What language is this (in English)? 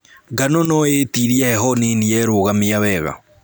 Kikuyu